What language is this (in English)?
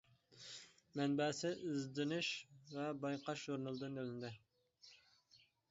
Uyghur